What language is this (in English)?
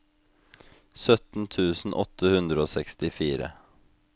Norwegian